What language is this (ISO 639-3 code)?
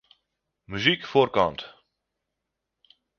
fry